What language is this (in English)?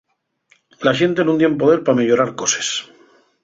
Asturian